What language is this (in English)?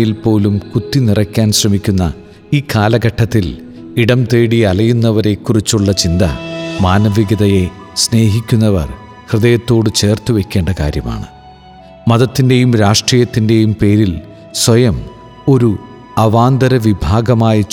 Malayalam